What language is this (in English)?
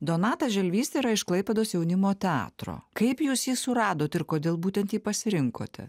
Lithuanian